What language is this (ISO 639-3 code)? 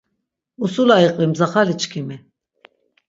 lzz